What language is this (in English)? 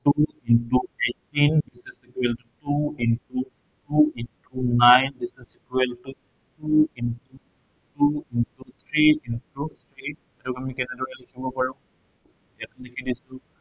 Assamese